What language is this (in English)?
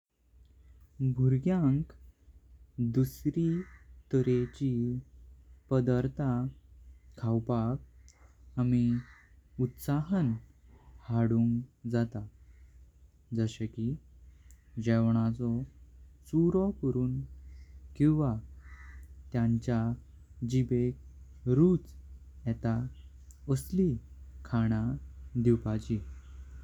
Konkani